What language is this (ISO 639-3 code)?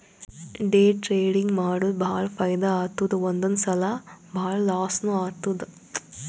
kan